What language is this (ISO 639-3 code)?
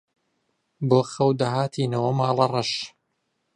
ckb